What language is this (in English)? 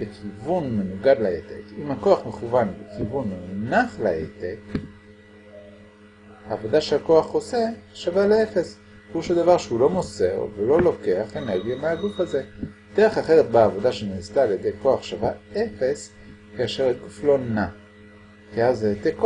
Hebrew